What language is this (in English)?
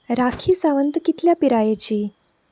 Konkani